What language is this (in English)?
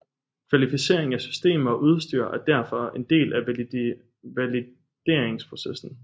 Danish